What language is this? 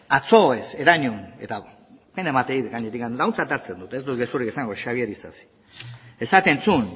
Basque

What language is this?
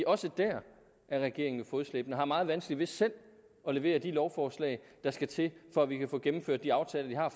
Danish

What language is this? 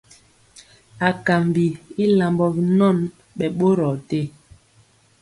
Mpiemo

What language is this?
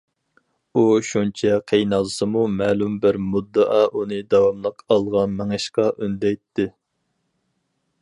Uyghur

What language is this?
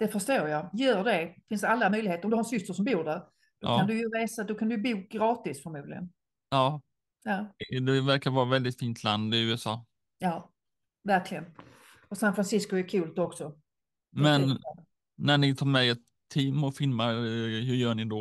Swedish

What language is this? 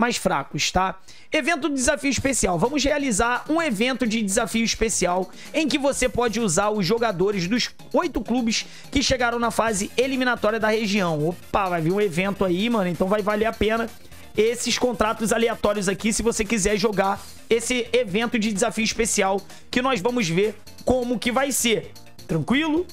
Portuguese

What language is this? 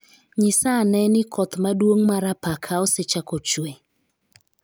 Luo (Kenya and Tanzania)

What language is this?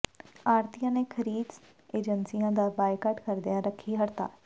Punjabi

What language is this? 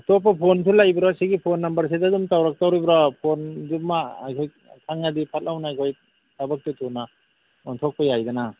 Manipuri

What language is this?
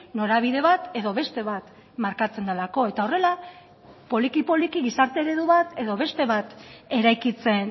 Basque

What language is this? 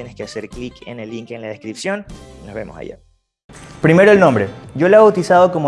Spanish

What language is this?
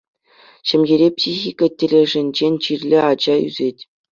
Chuvash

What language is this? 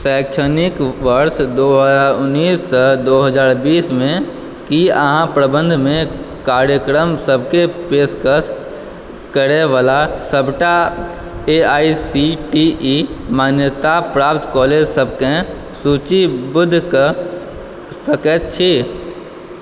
Maithili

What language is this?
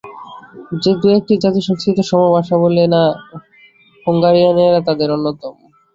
Bangla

